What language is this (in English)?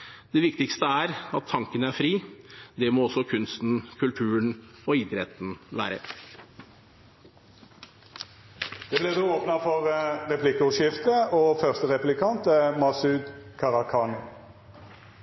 Norwegian